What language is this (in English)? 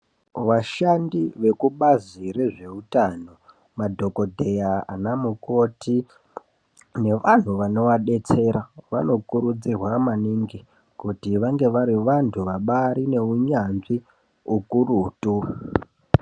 Ndau